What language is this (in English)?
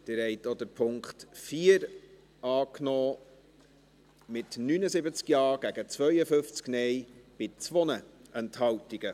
Swiss German